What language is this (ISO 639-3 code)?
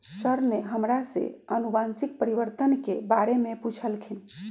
mag